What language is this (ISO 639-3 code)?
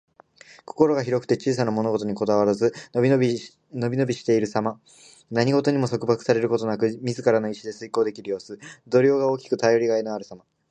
jpn